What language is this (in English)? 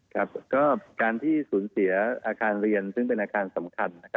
Thai